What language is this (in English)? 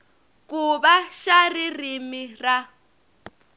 Tsonga